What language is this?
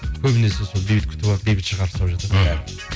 Kazakh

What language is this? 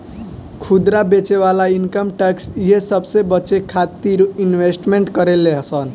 Bhojpuri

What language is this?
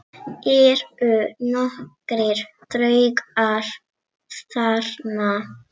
Icelandic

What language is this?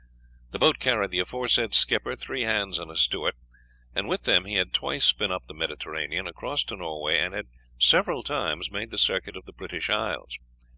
English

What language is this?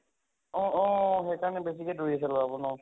Assamese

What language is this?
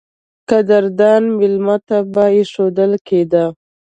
Pashto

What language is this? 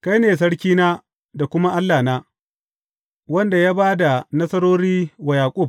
Hausa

